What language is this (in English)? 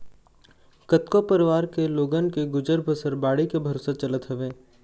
Chhattisgarhi